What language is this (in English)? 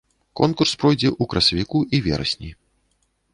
Belarusian